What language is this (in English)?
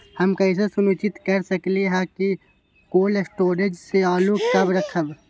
Magahi